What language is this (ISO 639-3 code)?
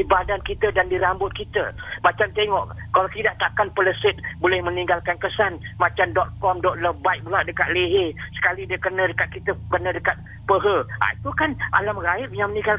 msa